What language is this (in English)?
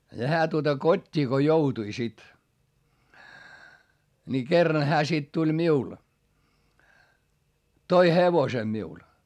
Finnish